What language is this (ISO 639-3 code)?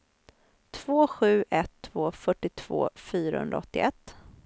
swe